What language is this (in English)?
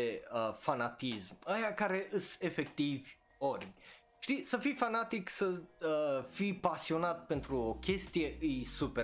Romanian